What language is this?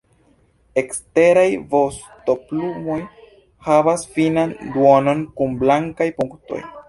Esperanto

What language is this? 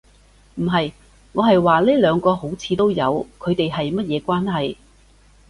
Cantonese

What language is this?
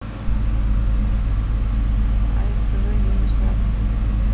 Russian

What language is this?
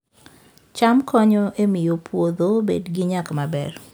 Luo (Kenya and Tanzania)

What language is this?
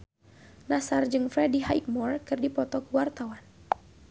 Sundanese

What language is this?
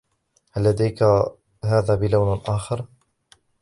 Arabic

